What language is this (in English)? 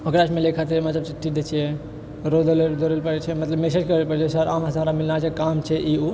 Maithili